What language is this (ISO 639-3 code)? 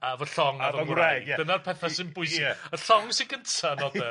cym